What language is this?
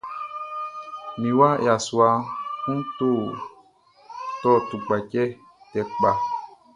Baoulé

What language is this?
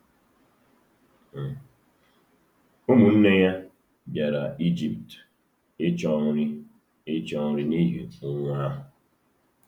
Igbo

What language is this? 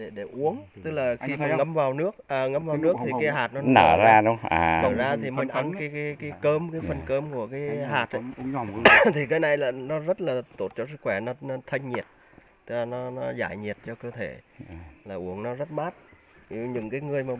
Vietnamese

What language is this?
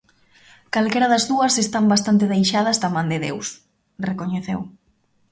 Galician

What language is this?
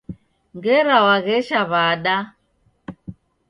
Taita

